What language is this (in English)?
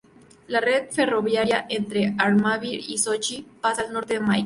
Spanish